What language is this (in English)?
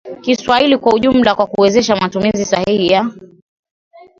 Swahili